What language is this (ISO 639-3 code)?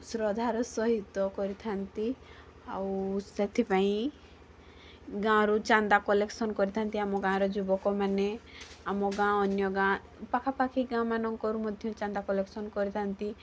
ori